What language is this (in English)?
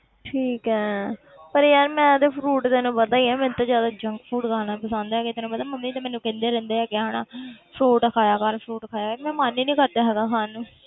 Punjabi